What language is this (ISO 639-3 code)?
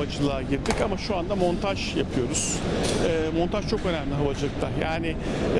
tur